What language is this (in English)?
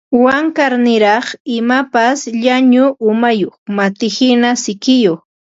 Ambo-Pasco Quechua